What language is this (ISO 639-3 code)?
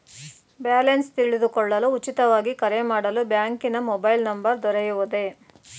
kan